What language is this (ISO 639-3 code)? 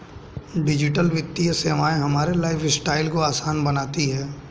hin